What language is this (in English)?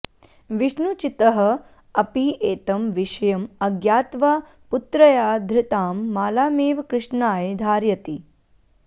Sanskrit